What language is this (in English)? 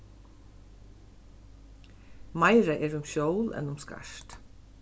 Faroese